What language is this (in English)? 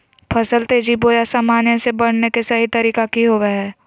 Magahi